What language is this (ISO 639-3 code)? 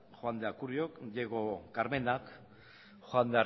eus